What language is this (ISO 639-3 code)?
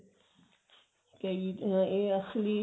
pan